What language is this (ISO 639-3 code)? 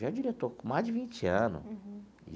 por